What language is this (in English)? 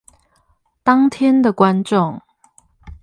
Chinese